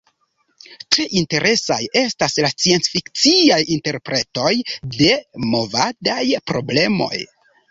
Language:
Esperanto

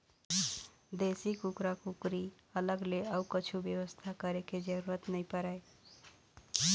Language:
Chhattisgarhi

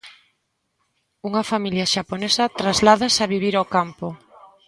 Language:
Galician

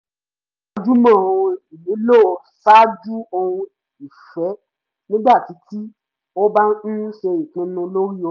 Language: Yoruba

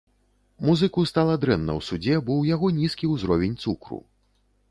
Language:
Belarusian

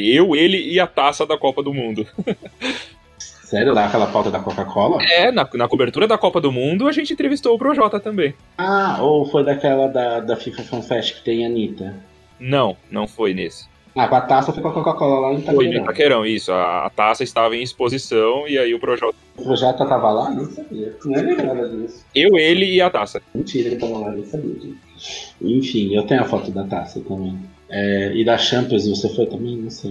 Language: Portuguese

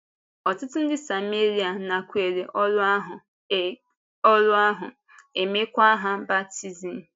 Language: Igbo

